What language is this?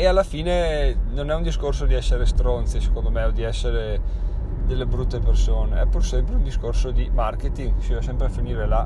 Italian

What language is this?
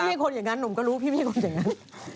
Thai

